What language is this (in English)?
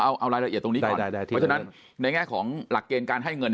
Thai